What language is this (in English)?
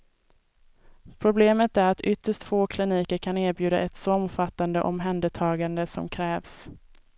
Swedish